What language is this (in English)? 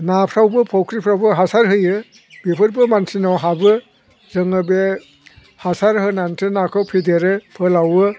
Bodo